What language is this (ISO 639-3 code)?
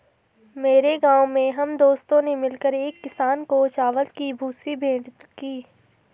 hin